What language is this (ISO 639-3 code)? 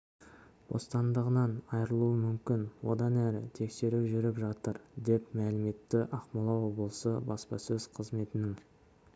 kaz